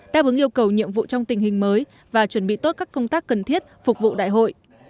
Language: Vietnamese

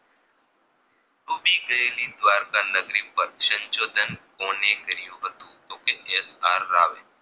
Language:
Gujarati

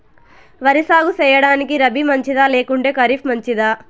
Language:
Telugu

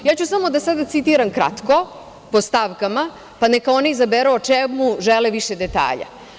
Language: Serbian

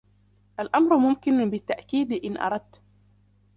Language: Arabic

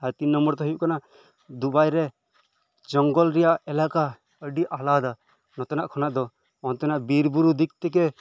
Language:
Santali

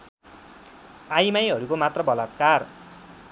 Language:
Nepali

